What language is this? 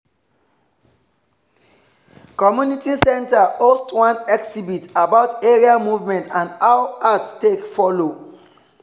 Nigerian Pidgin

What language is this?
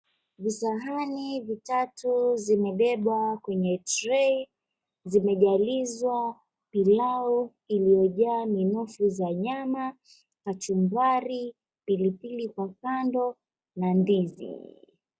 Swahili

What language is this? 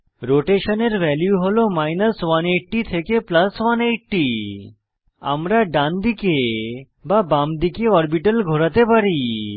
Bangla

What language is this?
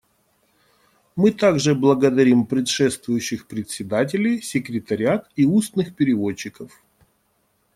Russian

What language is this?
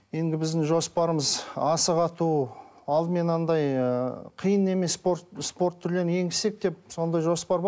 Kazakh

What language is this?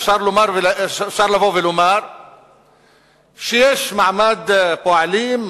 Hebrew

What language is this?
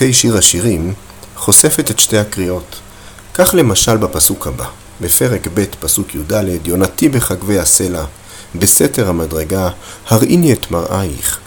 Hebrew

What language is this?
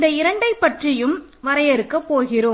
Tamil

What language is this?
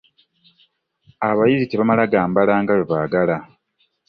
Ganda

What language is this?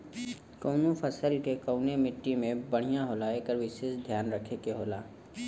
Bhojpuri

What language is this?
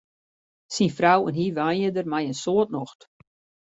Western Frisian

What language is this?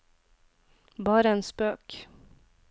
Norwegian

